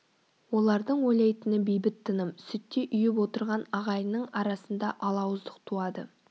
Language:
Kazakh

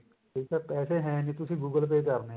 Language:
Punjabi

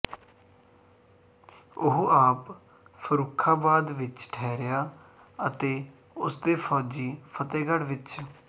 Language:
Punjabi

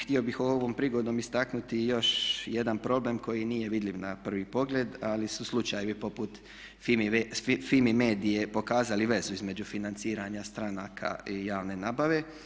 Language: Croatian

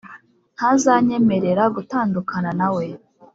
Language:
Kinyarwanda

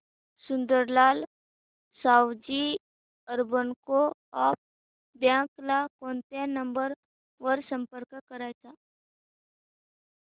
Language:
Marathi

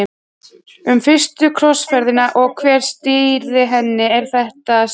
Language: Icelandic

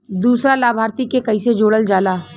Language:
Bhojpuri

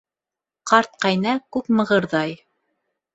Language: Bashkir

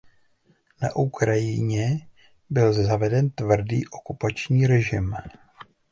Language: Czech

